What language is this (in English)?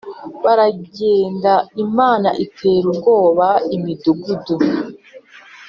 Kinyarwanda